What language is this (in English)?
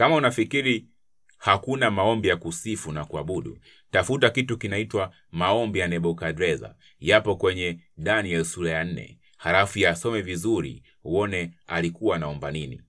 Swahili